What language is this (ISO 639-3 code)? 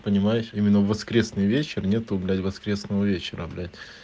rus